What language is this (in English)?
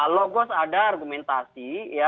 Indonesian